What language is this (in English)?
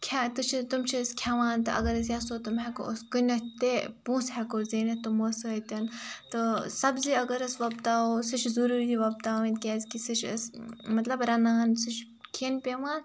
Kashmiri